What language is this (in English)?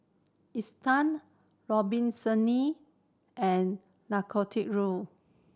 English